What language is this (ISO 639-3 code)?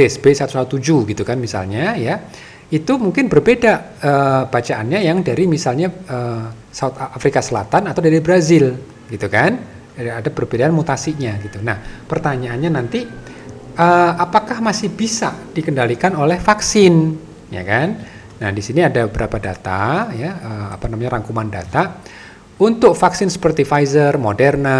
ind